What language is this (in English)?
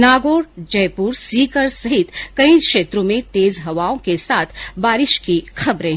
Hindi